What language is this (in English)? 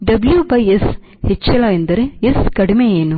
Kannada